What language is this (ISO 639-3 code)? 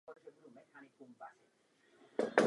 ces